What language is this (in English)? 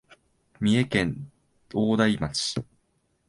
Japanese